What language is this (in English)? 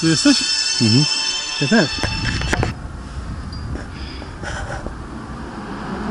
Polish